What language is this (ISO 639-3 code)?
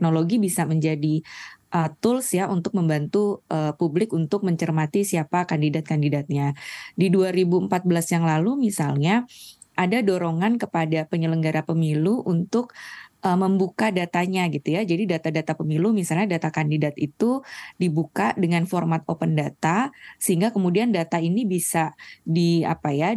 ind